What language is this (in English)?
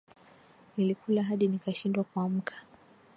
Swahili